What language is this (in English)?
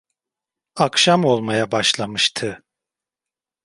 Turkish